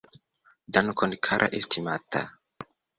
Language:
Esperanto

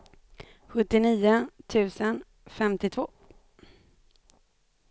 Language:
Swedish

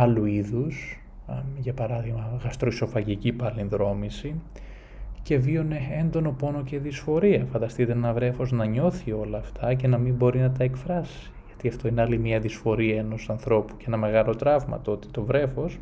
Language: Greek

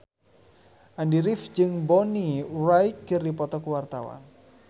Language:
Sundanese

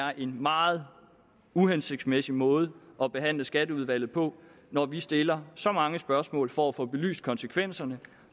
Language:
Danish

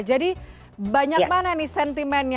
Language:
Indonesian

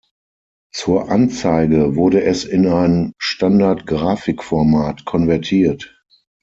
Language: German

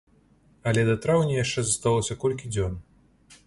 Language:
Belarusian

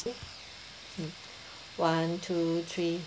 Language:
English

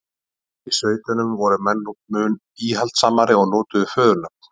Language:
Icelandic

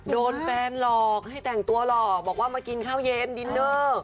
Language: Thai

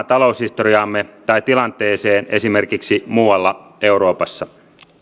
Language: Finnish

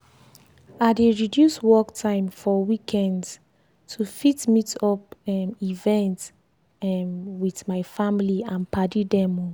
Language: Nigerian Pidgin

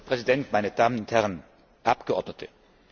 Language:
German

